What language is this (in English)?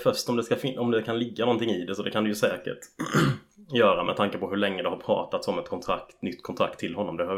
Swedish